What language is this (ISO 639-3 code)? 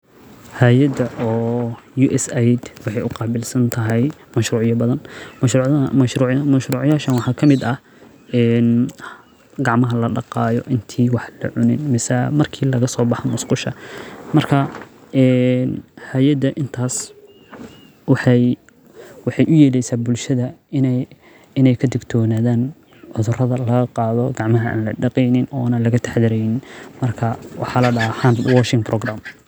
som